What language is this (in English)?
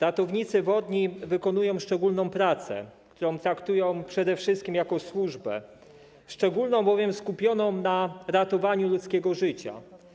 Polish